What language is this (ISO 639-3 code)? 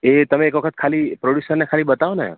guj